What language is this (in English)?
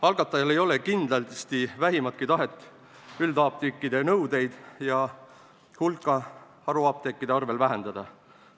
Estonian